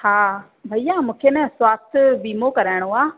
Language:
Sindhi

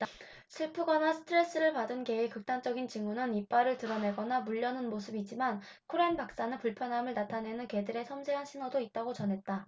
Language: Korean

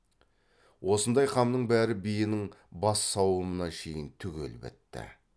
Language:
Kazakh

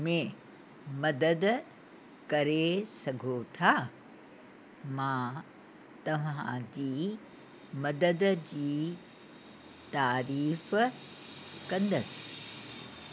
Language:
Sindhi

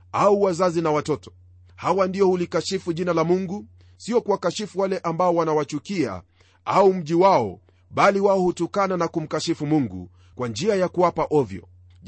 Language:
Swahili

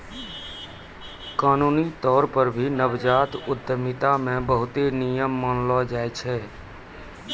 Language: Maithili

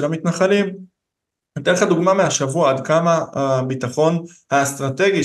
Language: Hebrew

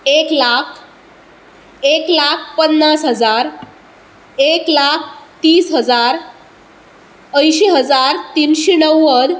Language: Konkani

